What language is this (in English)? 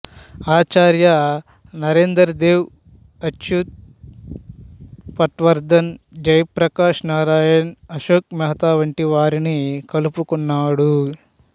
Telugu